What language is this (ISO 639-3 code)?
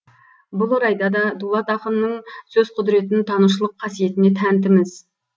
kaz